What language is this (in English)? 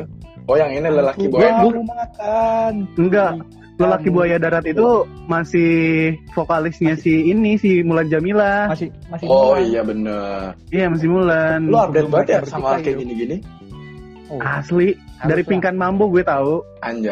Indonesian